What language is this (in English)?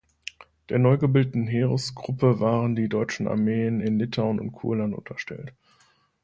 German